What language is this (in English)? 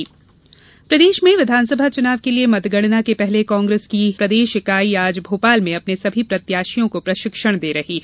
Hindi